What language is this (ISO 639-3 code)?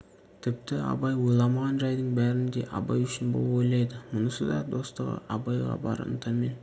kaz